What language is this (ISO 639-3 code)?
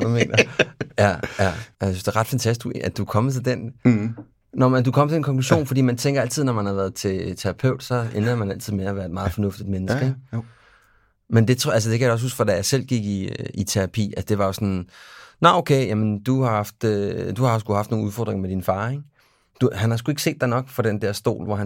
dan